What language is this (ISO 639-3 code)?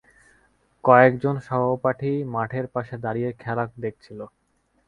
ben